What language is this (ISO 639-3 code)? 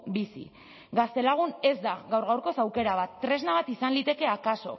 eus